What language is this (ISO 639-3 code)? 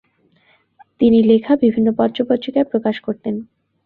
ben